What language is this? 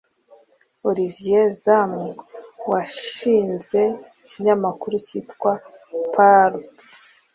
Kinyarwanda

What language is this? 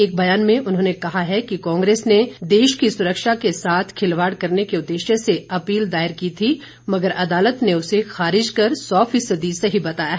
Hindi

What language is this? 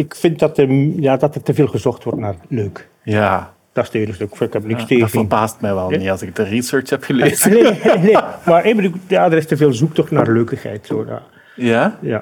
Dutch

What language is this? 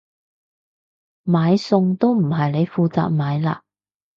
Cantonese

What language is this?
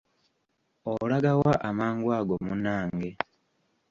Ganda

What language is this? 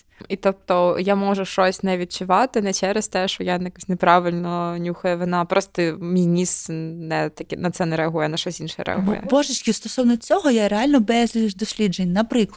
Ukrainian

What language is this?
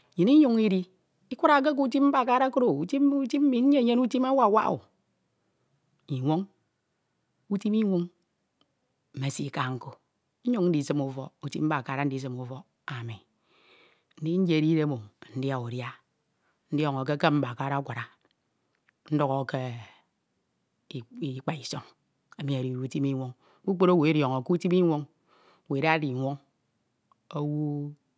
Ito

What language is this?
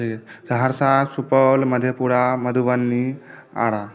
Maithili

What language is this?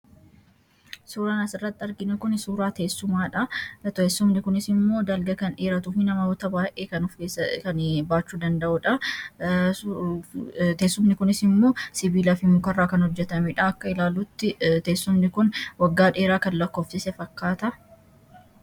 Oromo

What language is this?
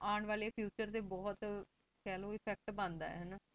Punjabi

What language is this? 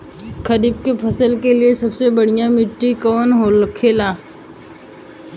Bhojpuri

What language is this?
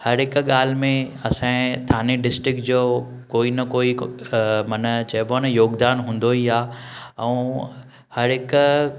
Sindhi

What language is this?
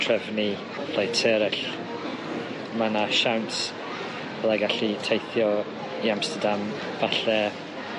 Welsh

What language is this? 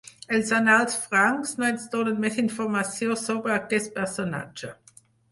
Catalan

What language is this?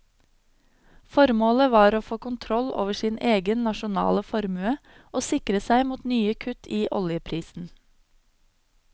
Norwegian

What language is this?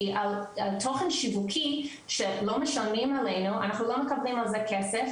Hebrew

